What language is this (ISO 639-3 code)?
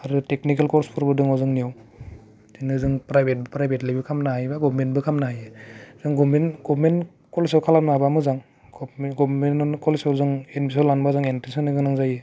brx